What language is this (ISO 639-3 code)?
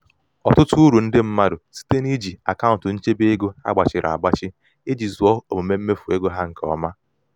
ibo